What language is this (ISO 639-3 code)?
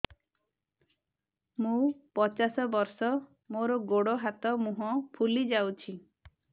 ori